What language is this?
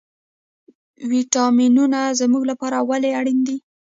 Pashto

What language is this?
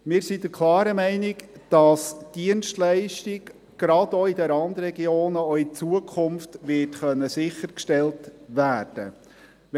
Swiss German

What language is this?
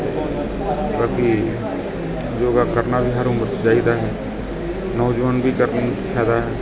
Punjabi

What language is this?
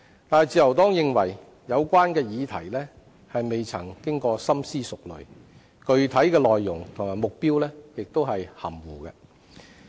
Cantonese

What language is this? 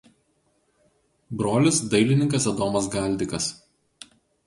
Lithuanian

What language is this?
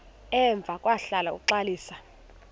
Xhosa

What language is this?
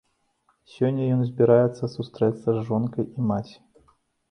Belarusian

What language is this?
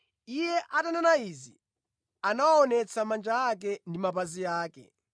Nyanja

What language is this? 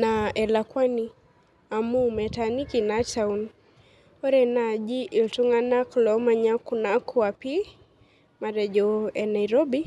Masai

